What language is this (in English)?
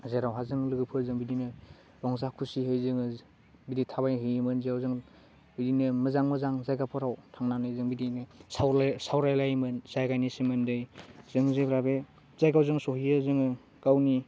Bodo